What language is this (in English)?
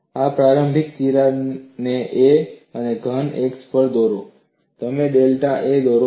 Gujarati